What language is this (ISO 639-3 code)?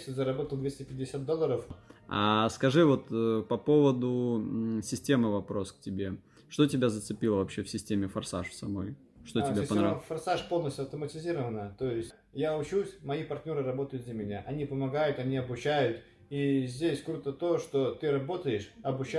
rus